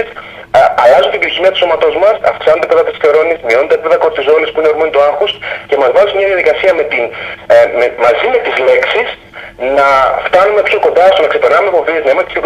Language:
Greek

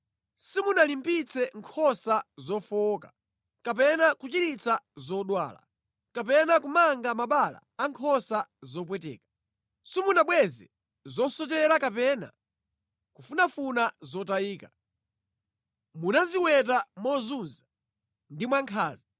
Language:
Nyanja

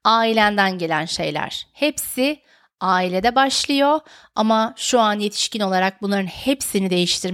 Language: Turkish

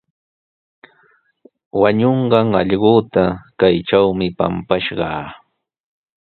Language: Sihuas Ancash Quechua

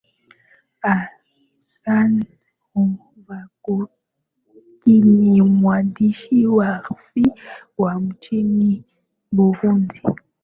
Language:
Swahili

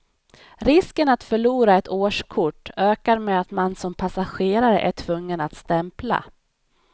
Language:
Swedish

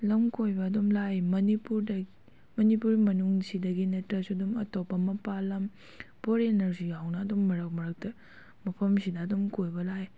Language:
Manipuri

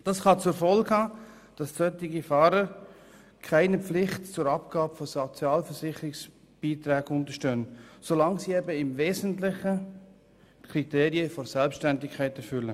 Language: Swiss German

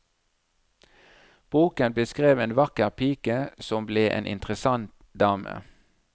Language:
Norwegian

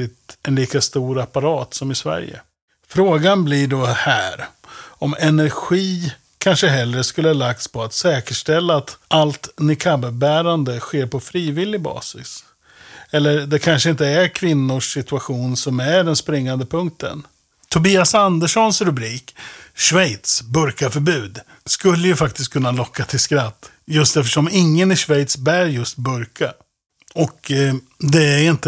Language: Swedish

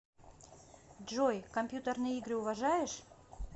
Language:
Russian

